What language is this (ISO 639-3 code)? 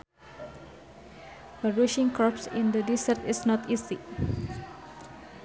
sun